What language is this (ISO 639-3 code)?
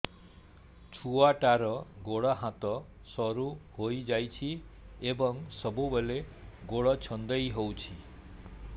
ori